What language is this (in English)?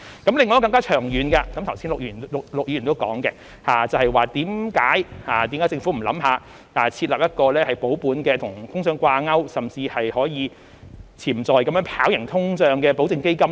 Cantonese